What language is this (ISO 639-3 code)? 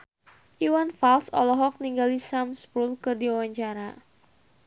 sun